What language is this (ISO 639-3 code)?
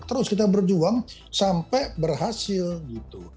ind